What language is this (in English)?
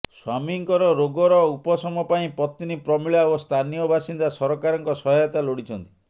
Odia